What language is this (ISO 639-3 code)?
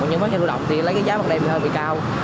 vie